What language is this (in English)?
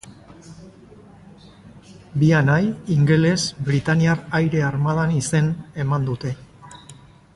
Basque